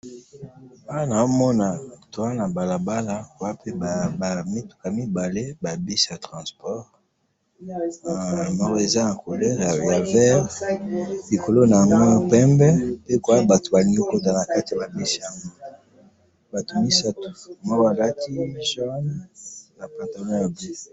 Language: Lingala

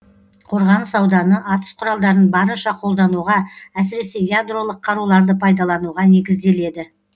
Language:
Kazakh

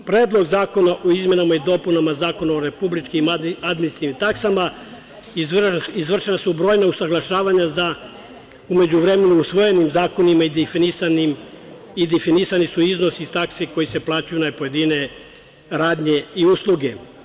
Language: Serbian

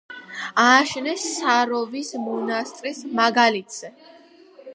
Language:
Georgian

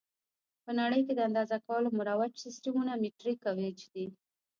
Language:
Pashto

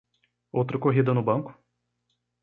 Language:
Portuguese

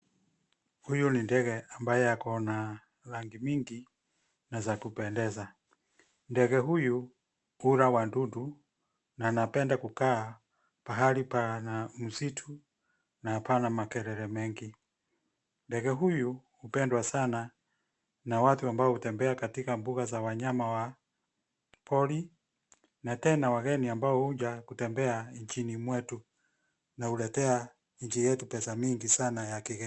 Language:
Swahili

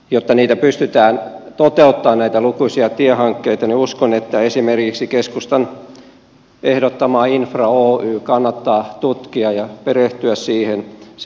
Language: Finnish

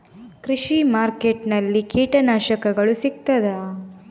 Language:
Kannada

